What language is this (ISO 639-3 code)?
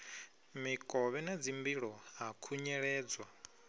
ven